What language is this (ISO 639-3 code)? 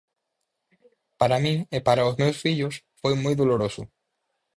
glg